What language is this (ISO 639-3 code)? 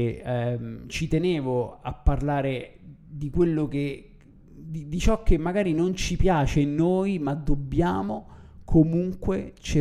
ita